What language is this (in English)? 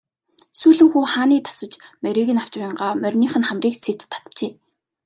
Mongolian